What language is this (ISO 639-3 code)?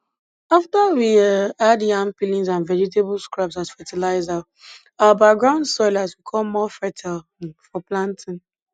pcm